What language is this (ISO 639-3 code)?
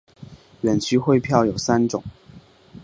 zho